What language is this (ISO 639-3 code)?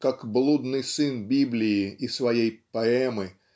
rus